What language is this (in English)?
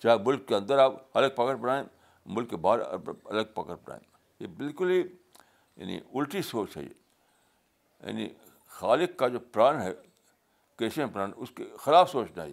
Urdu